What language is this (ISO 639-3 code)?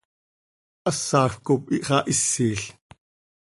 sei